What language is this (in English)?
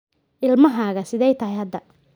Somali